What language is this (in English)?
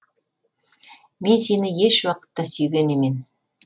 Kazakh